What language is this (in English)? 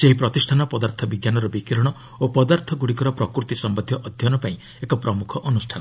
Odia